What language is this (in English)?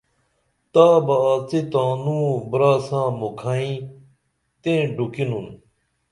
Dameli